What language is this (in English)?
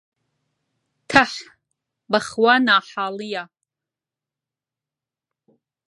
Central Kurdish